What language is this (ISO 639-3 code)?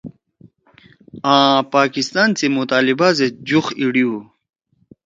trw